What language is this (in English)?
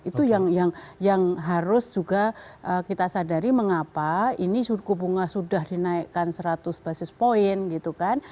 Indonesian